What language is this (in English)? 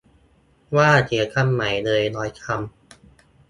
Thai